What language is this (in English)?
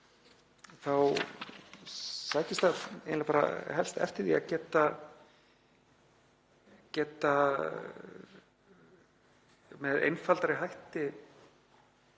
Icelandic